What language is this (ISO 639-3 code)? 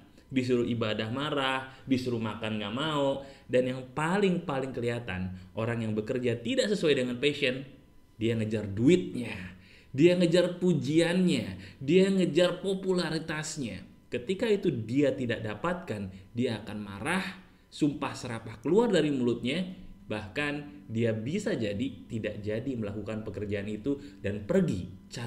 ind